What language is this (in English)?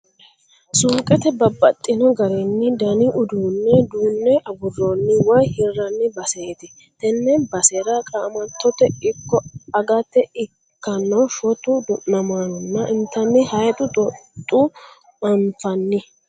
Sidamo